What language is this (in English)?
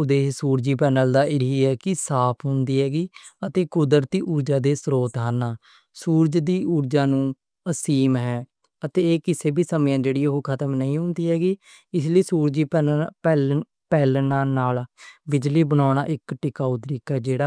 Western Panjabi